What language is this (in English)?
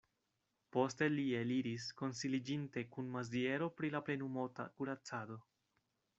Esperanto